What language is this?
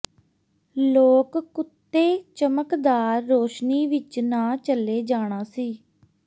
Punjabi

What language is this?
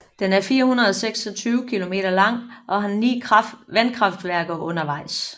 Danish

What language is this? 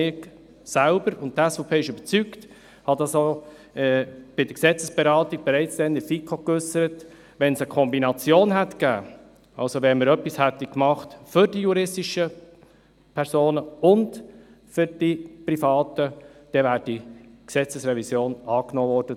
Swiss German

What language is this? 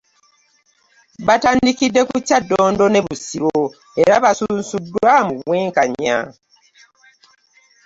Ganda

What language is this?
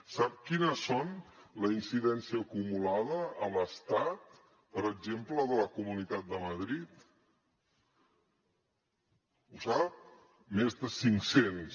Catalan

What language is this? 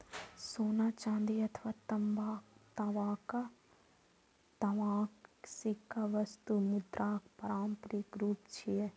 Maithili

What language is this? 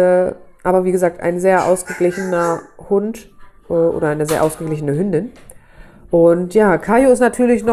German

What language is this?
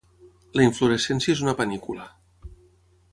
Catalan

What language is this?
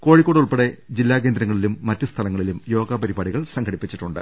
Malayalam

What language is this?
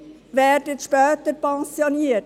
Swiss German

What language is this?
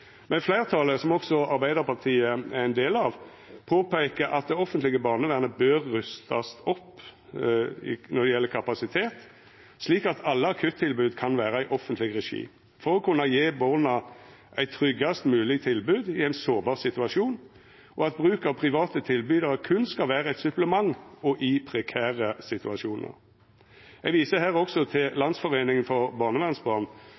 Norwegian Nynorsk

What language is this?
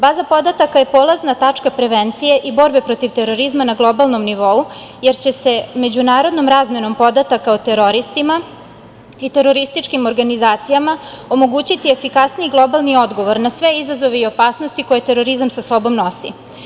Serbian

